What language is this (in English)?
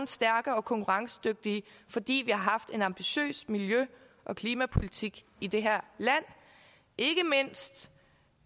Danish